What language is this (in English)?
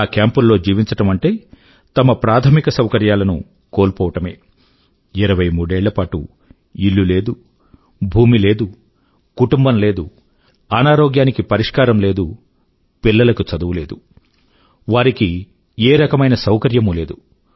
Telugu